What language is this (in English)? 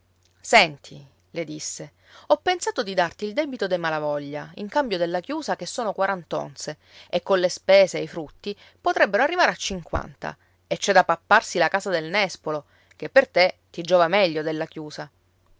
Italian